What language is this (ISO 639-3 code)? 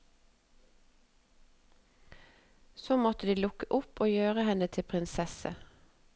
nor